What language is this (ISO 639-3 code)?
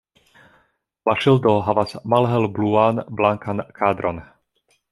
epo